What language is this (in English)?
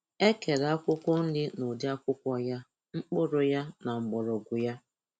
Igbo